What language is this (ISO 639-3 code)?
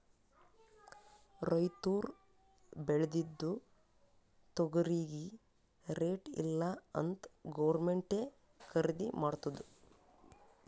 kan